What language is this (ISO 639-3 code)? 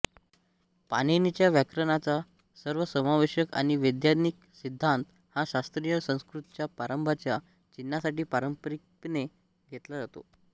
mar